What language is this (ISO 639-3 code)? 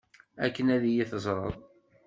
kab